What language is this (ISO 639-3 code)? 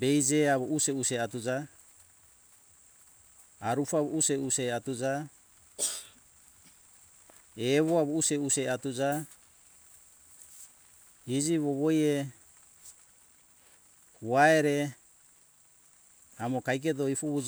hkk